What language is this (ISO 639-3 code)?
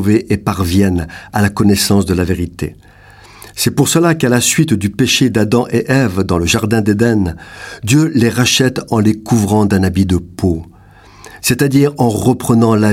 fra